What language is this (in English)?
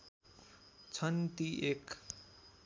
Nepali